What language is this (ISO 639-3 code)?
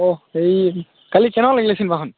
asm